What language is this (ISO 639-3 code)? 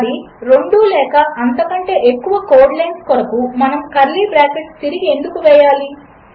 tel